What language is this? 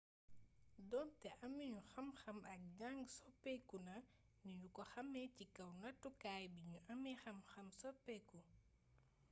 Wolof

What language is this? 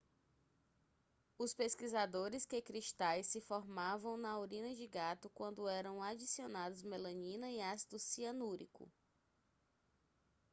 Portuguese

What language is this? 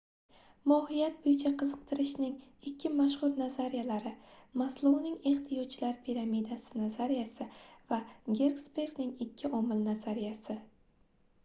Uzbek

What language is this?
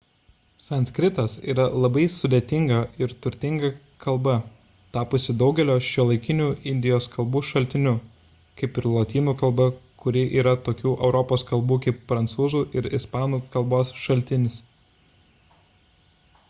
Lithuanian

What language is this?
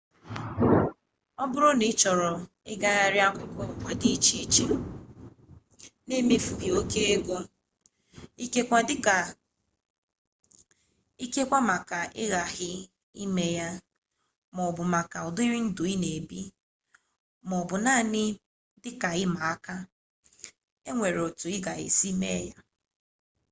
Igbo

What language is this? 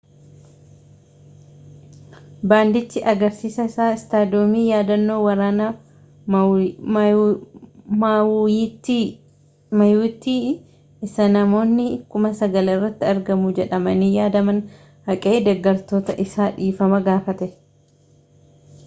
Oromo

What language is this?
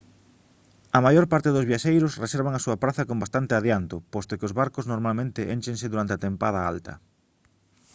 Galician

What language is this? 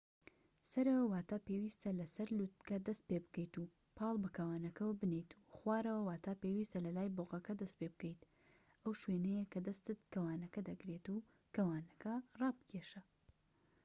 Central Kurdish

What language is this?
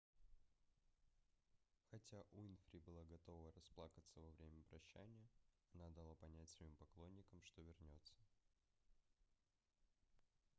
Russian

